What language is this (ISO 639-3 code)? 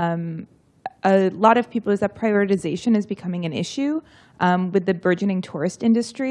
eng